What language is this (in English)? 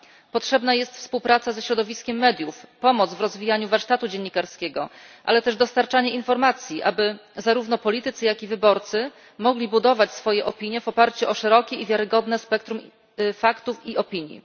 Polish